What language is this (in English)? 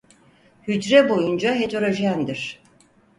Turkish